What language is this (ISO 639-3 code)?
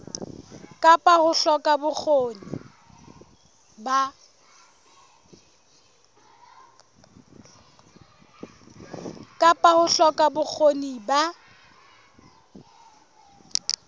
sot